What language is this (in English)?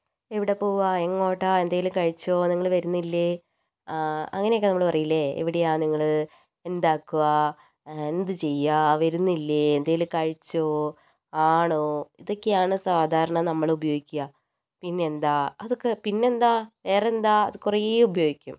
Malayalam